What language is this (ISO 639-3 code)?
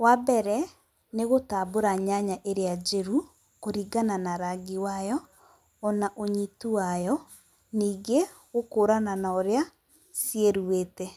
kik